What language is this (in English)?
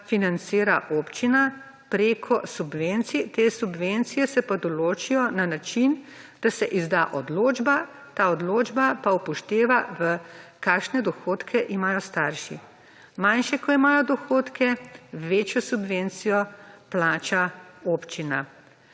Slovenian